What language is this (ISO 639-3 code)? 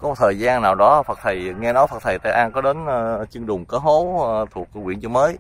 vie